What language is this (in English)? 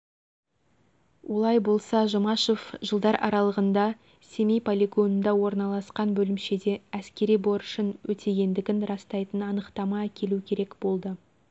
Kazakh